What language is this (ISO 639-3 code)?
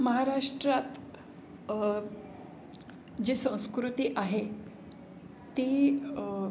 mar